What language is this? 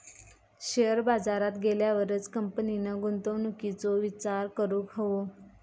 Marathi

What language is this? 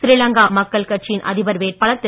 Tamil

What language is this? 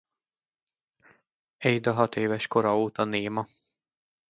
Hungarian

